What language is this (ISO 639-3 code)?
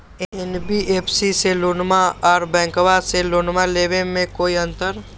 mag